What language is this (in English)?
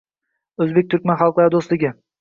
Uzbek